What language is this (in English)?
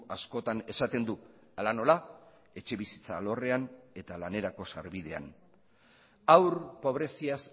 Basque